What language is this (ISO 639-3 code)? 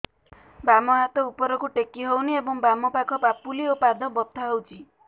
ori